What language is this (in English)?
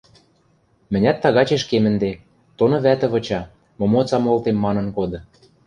Western Mari